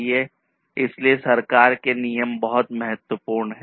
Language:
Hindi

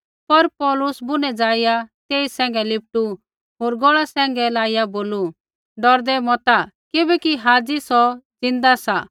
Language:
Kullu Pahari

